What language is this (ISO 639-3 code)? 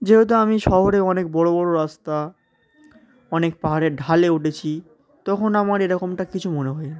ben